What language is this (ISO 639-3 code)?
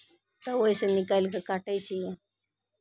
mai